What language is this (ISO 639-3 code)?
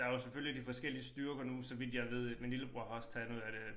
dan